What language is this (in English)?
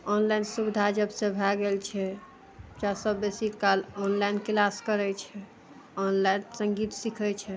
Maithili